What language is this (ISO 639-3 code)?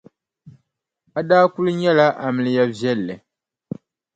dag